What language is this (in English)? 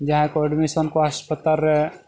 Santali